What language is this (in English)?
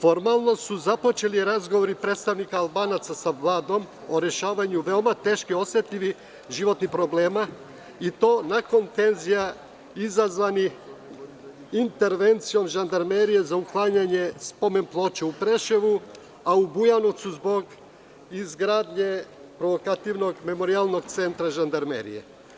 Serbian